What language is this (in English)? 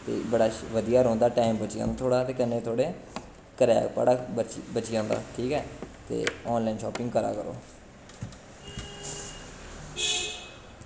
Dogri